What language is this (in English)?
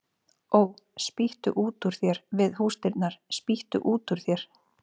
Icelandic